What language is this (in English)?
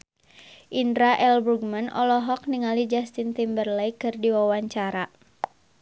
Sundanese